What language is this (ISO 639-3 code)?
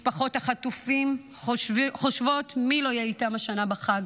heb